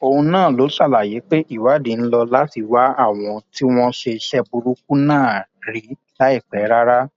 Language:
Yoruba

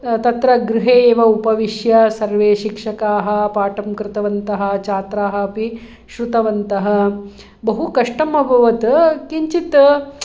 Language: Sanskrit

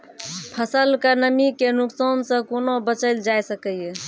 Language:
Maithili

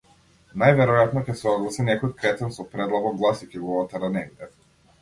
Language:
Macedonian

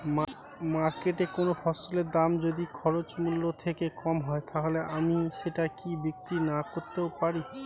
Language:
Bangla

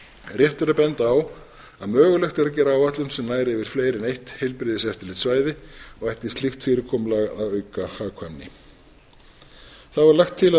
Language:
Icelandic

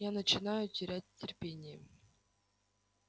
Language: Russian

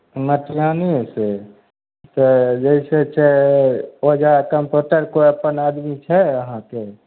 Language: Maithili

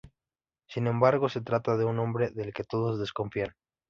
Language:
Spanish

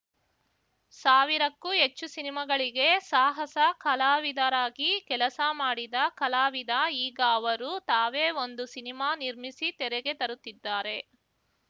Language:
Kannada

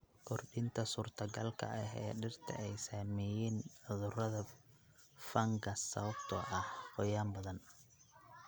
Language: Somali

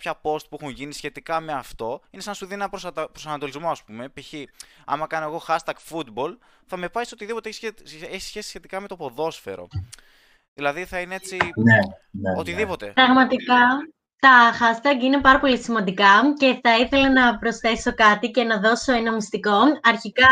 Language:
Greek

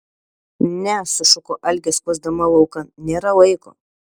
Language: Lithuanian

